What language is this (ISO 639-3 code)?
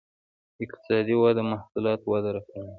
pus